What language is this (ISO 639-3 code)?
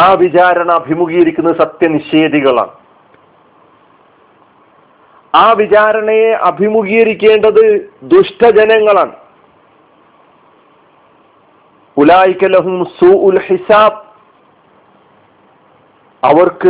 mal